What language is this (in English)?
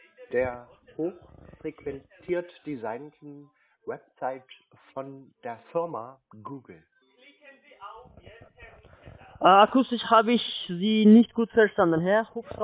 German